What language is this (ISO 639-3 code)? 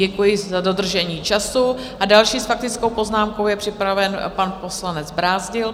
ces